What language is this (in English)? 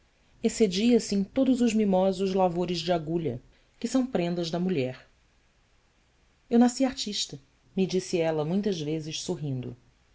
Portuguese